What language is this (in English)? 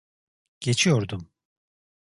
Turkish